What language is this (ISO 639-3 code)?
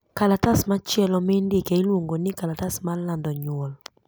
luo